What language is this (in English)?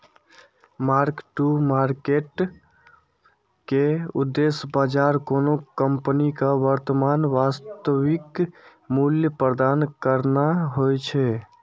Maithili